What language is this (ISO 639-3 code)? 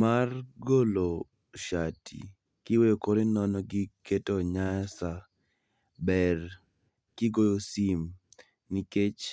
luo